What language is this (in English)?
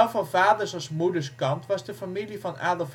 Dutch